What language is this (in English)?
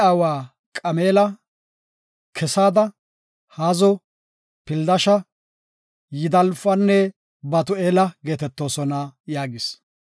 Gofa